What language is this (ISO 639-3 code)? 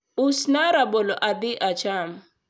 luo